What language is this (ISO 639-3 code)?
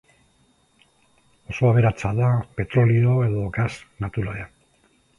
eus